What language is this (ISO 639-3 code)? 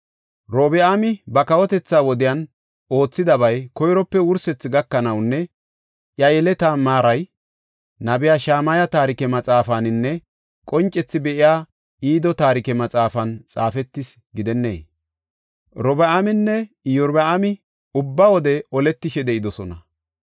gof